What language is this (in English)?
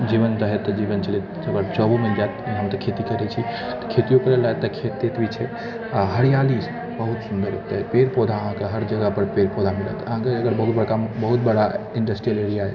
Maithili